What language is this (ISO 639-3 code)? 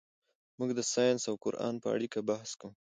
pus